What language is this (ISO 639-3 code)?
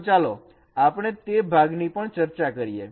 guj